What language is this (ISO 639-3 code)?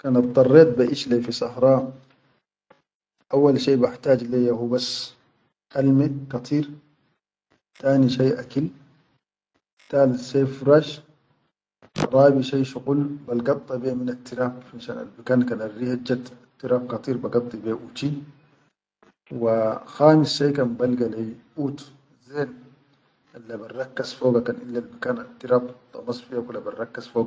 shu